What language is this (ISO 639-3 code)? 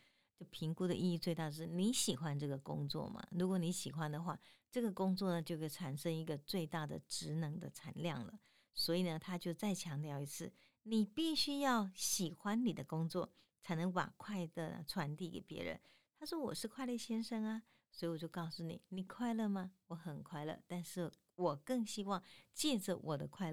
zho